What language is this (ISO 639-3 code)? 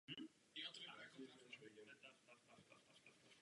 ces